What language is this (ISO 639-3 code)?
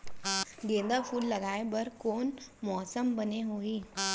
hne